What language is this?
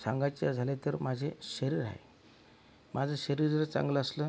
Marathi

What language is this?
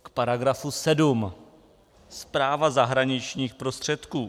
Czech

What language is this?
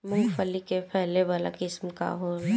Bhojpuri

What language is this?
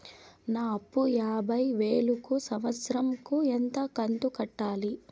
Telugu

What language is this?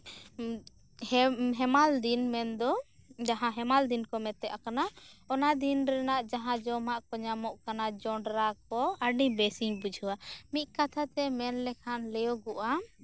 Santali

